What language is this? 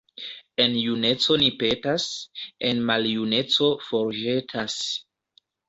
Esperanto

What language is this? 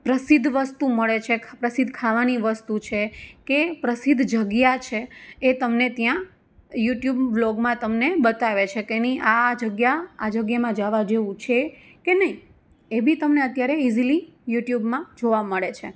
Gujarati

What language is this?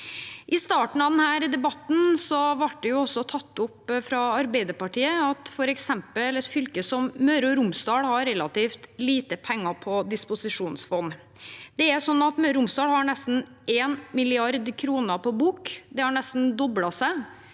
Norwegian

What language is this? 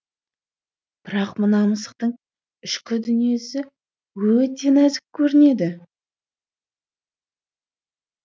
Kazakh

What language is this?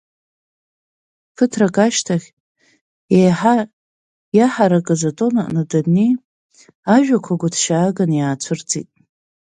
Abkhazian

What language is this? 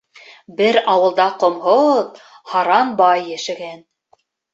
Bashkir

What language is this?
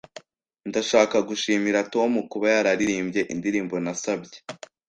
Kinyarwanda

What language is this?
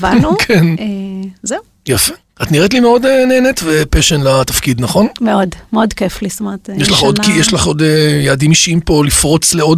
Hebrew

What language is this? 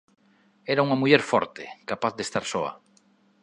Galician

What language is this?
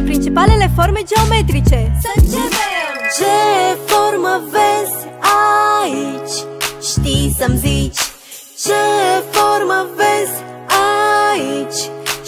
Romanian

